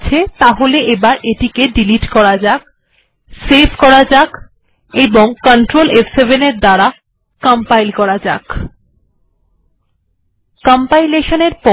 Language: Bangla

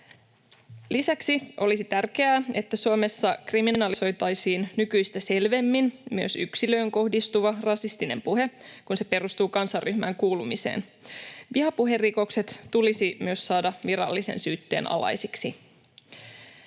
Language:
Finnish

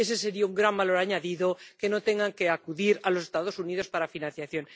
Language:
Spanish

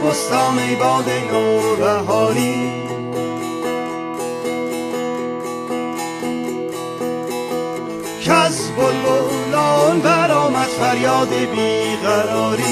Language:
Persian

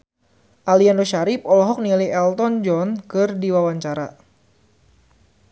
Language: Sundanese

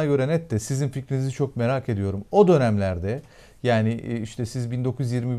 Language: Turkish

